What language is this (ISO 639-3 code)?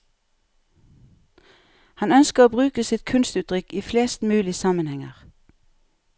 nor